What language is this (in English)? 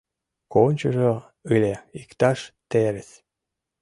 Mari